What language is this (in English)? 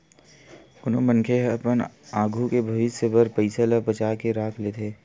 Chhattisgarhi